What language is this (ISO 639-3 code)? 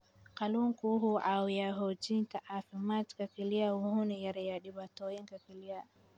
som